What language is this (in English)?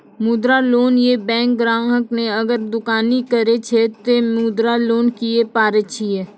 Maithili